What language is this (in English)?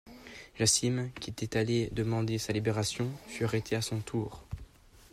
French